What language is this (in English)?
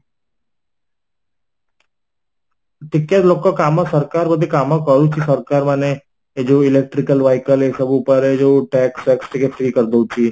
Odia